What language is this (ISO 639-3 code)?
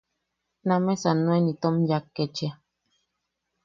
yaq